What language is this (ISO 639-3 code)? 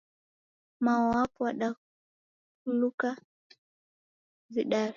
dav